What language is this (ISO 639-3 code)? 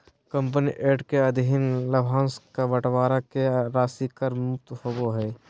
mag